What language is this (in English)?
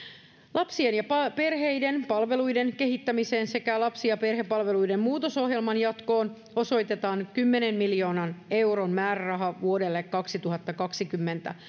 Finnish